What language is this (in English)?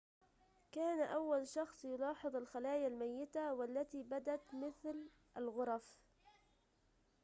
Arabic